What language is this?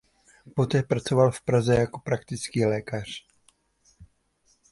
Czech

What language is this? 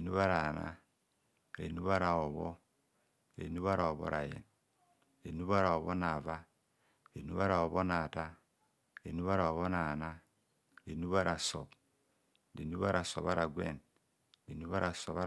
Kohumono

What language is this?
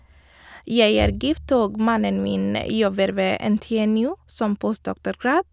Norwegian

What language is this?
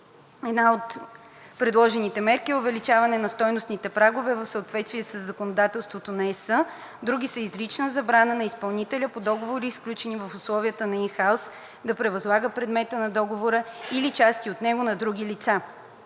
Bulgarian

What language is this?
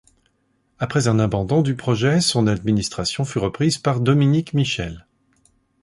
French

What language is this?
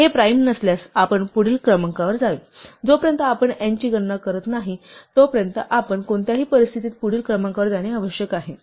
Marathi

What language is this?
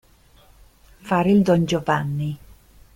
Italian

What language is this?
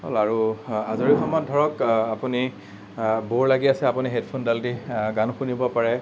Assamese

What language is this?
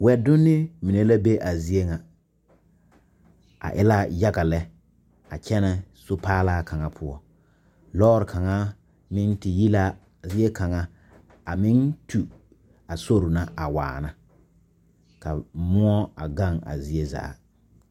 Southern Dagaare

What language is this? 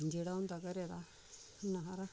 Dogri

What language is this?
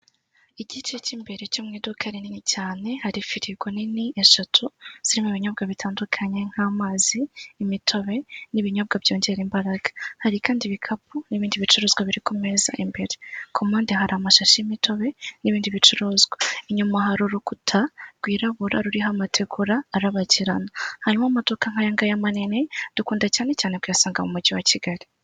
Kinyarwanda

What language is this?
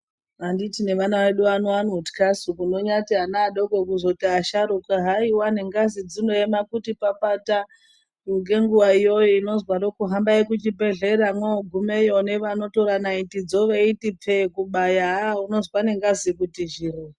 Ndau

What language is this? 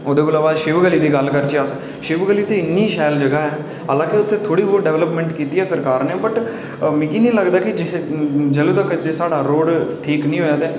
Dogri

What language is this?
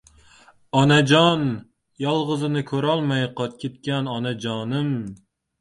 Uzbek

